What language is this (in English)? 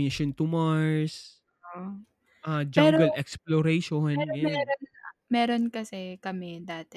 Filipino